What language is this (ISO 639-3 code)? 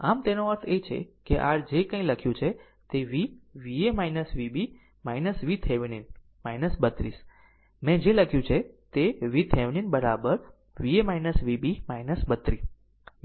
guj